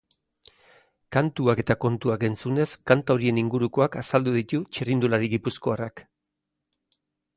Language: Basque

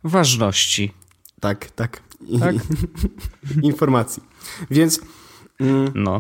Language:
Polish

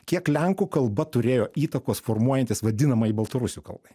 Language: Lithuanian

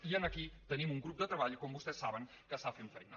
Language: Catalan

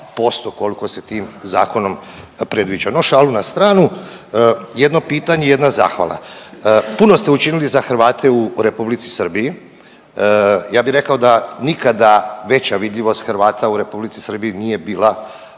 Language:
Croatian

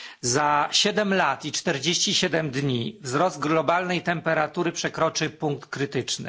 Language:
Polish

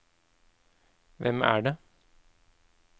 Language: Norwegian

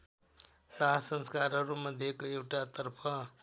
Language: Nepali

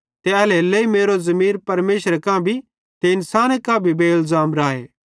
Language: Bhadrawahi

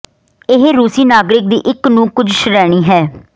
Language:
Punjabi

